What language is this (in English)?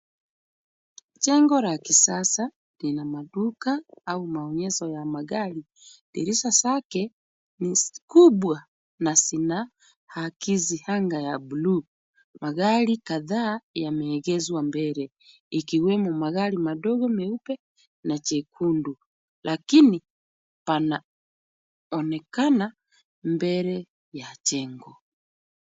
Swahili